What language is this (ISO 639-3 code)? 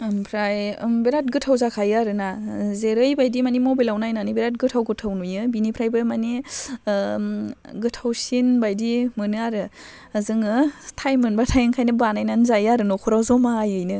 brx